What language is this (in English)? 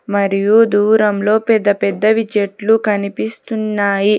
Telugu